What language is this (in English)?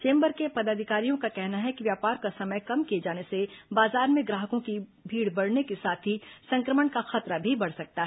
Hindi